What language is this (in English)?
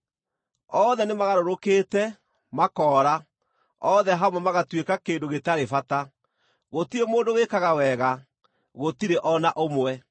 Kikuyu